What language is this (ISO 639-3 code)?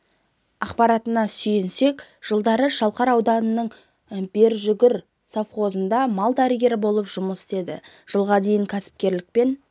kaz